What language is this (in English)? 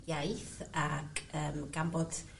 Welsh